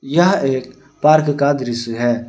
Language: Hindi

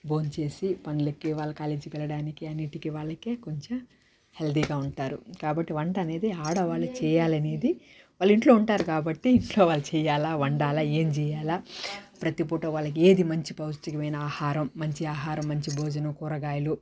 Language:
Telugu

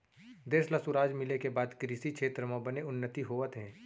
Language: Chhattisgarhi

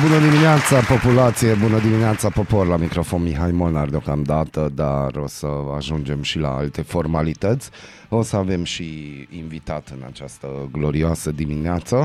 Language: Romanian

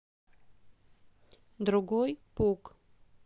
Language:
Russian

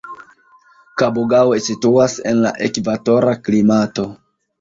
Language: Esperanto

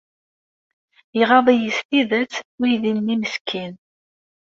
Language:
Kabyle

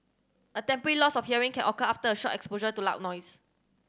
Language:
English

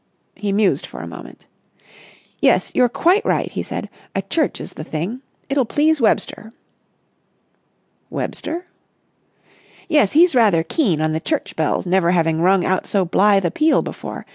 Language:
English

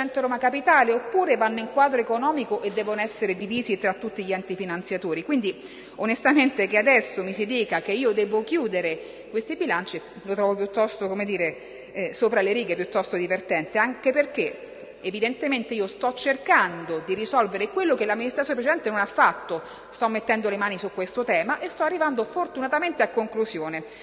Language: Italian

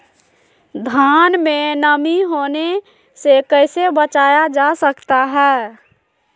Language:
Magahi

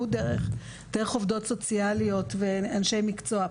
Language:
Hebrew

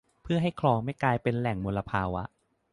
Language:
Thai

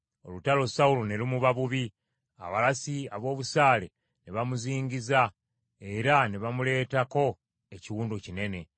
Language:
Ganda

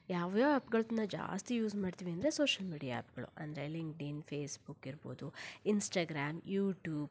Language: Kannada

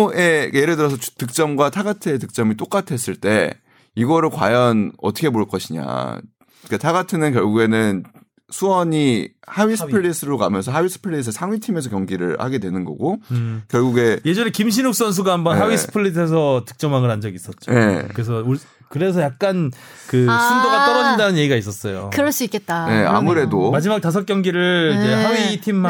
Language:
Korean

